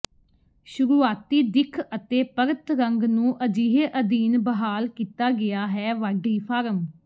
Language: Punjabi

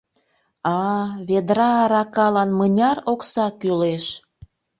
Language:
Mari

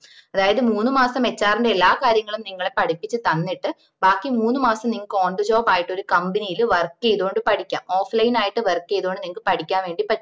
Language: Malayalam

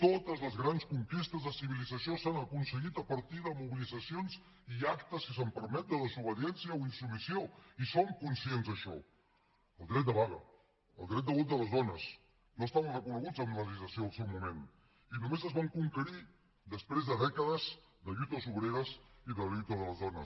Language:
Catalan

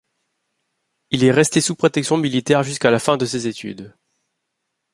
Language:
French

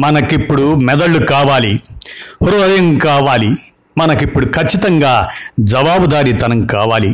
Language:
Telugu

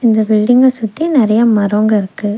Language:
Tamil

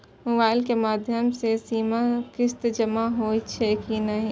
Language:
Maithili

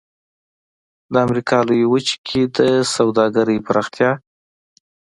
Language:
Pashto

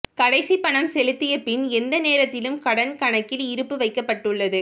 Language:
Tamil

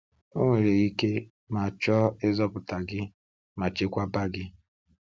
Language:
Igbo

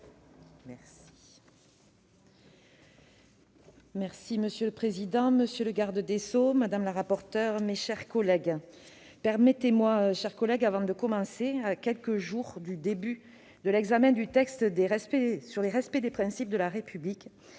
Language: French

